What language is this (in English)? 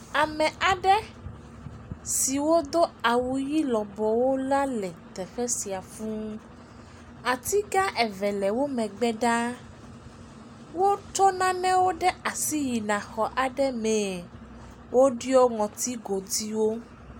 Ewe